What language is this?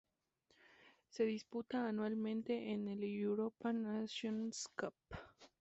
Spanish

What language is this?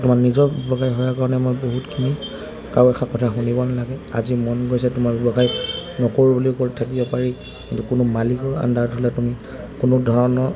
Assamese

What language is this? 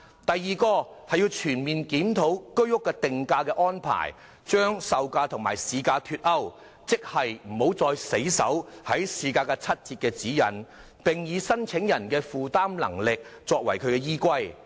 Cantonese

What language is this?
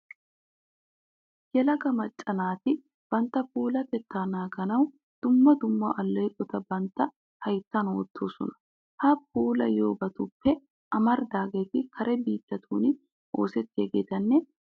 Wolaytta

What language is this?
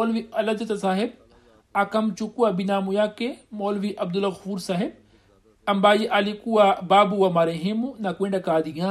Swahili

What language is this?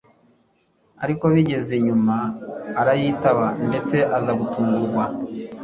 Kinyarwanda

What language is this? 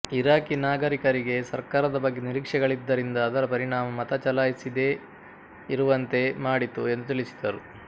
Kannada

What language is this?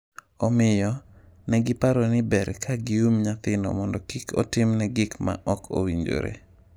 Luo (Kenya and Tanzania)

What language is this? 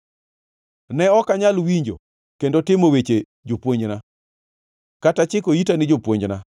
Luo (Kenya and Tanzania)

